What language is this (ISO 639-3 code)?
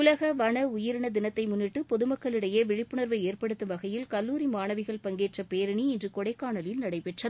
tam